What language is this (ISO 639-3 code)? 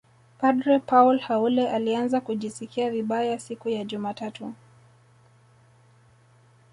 swa